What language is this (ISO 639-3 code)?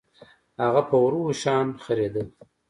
pus